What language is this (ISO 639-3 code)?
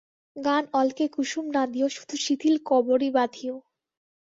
ben